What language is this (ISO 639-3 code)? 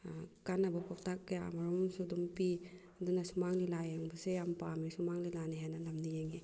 mni